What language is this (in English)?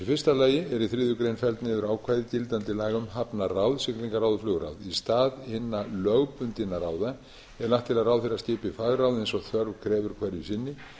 Icelandic